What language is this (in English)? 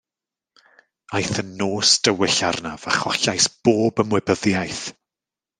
Welsh